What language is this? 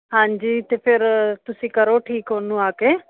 Punjabi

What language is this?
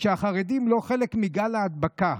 Hebrew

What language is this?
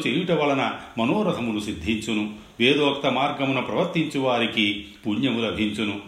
Telugu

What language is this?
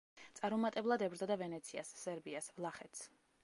Georgian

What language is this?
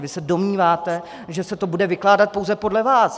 Czech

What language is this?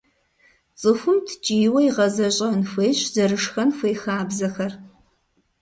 Kabardian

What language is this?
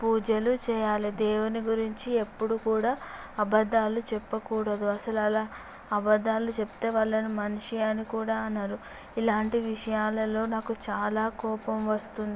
Telugu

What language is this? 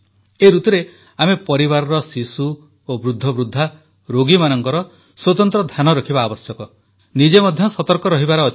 Odia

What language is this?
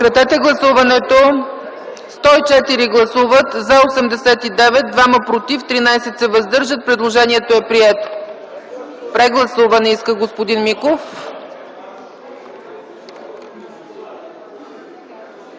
Bulgarian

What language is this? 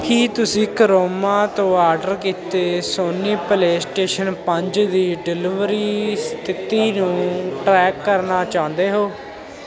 Punjabi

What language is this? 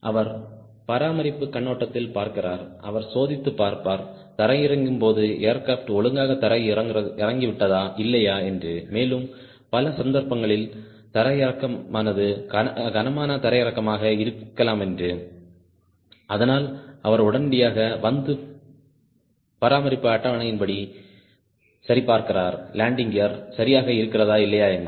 Tamil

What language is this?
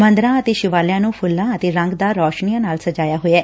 Punjabi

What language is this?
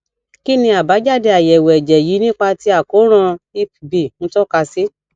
Yoruba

